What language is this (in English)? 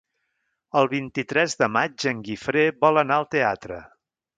Catalan